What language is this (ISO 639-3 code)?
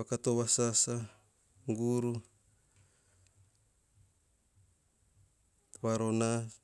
hah